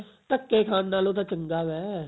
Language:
Punjabi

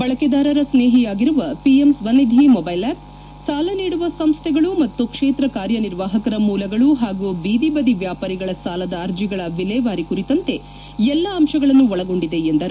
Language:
Kannada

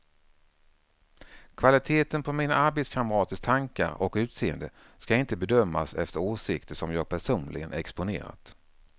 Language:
Swedish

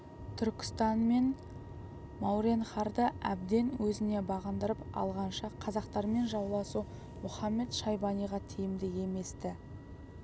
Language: Kazakh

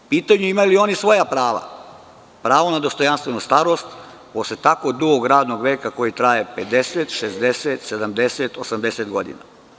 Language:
Serbian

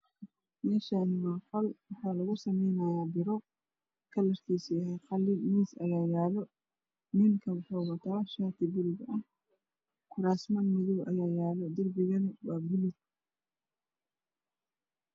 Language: Somali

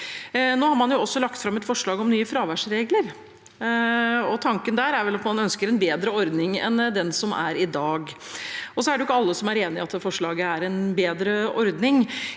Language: Norwegian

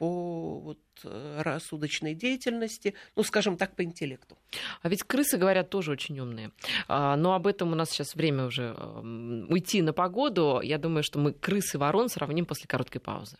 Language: Russian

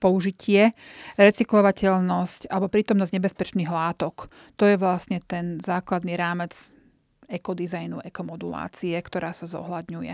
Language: Slovak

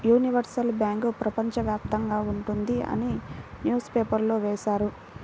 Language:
Telugu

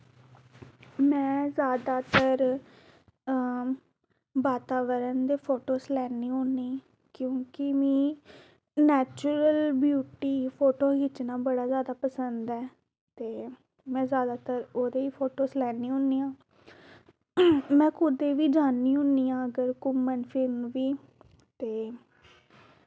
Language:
Dogri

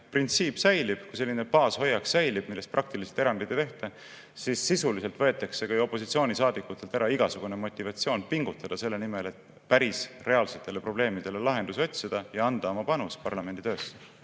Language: Estonian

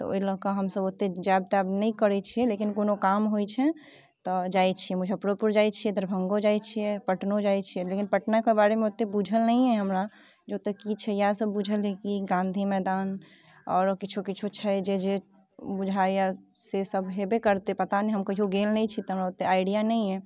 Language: Maithili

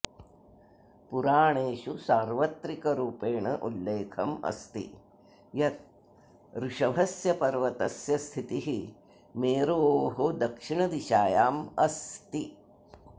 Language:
Sanskrit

